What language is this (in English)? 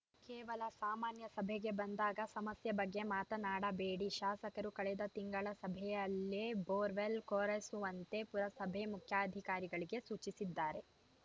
Kannada